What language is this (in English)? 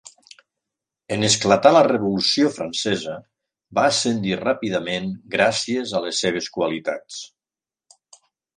Catalan